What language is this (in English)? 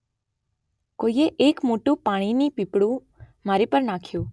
Gujarati